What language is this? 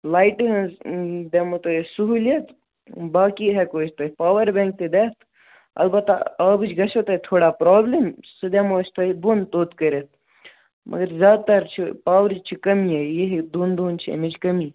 Kashmiri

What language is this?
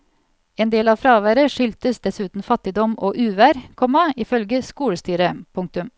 Norwegian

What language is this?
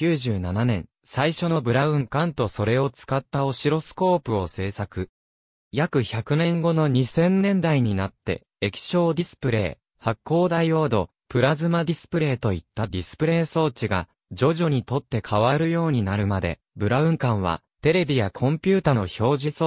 Japanese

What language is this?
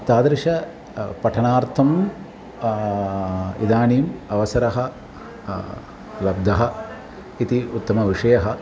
Sanskrit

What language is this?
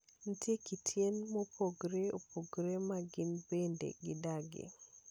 Luo (Kenya and Tanzania)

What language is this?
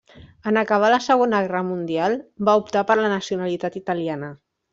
Catalan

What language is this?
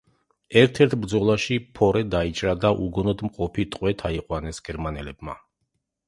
Georgian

